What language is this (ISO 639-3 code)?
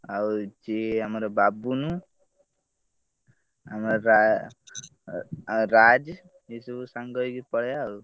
ori